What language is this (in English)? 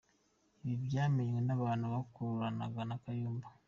Kinyarwanda